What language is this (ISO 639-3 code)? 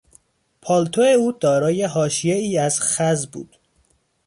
fas